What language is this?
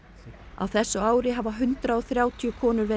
Icelandic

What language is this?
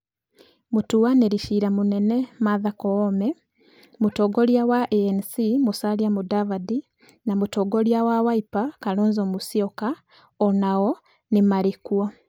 Kikuyu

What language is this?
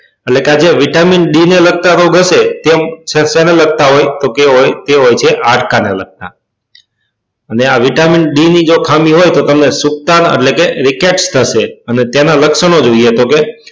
Gujarati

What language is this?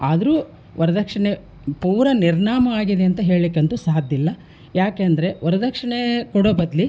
Kannada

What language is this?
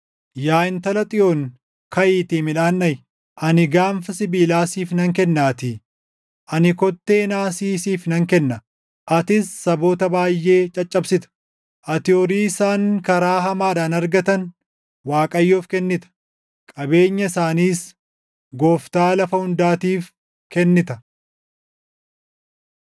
Oromo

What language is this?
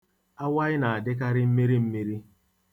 Igbo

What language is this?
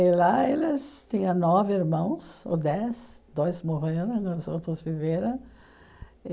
Portuguese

